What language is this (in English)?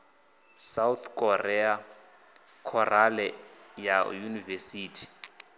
Venda